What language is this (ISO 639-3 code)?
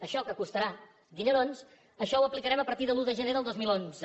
cat